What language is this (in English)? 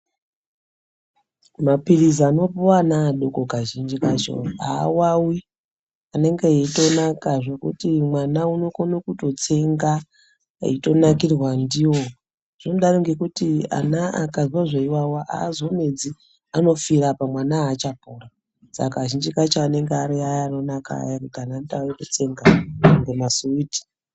Ndau